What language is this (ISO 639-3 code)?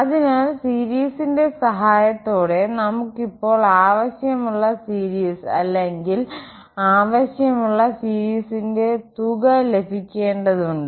mal